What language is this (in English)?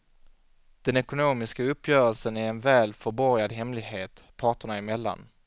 Swedish